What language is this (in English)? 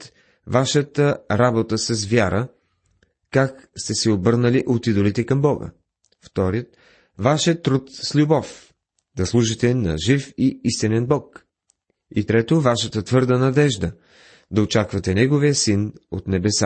Bulgarian